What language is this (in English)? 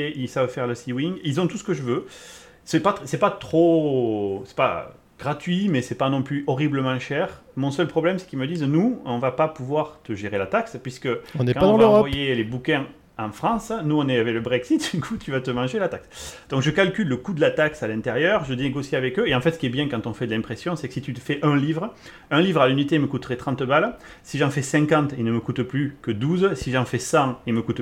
French